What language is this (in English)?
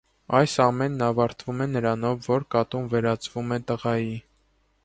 Armenian